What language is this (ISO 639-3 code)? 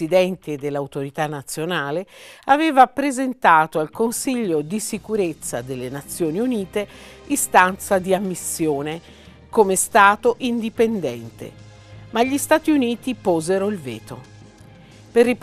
ita